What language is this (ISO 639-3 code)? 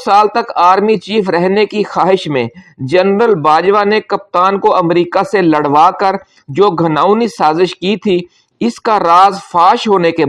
urd